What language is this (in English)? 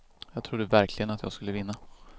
Swedish